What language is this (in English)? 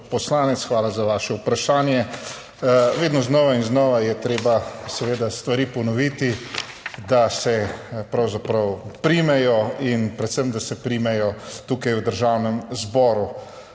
Slovenian